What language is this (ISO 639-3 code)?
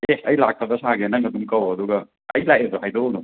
mni